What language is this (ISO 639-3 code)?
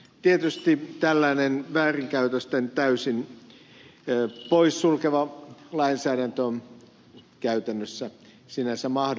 fin